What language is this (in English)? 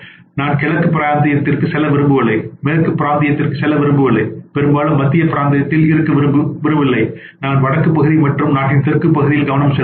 Tamil